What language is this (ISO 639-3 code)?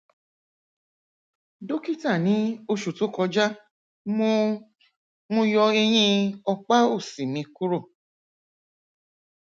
yor